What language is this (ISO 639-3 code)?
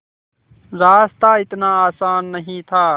hin